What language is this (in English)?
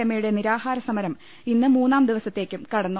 Malayalam